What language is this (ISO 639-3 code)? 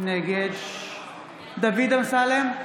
heb